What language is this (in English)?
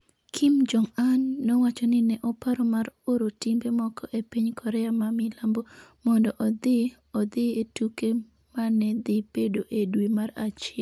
Luo (Kenya and Tanzania)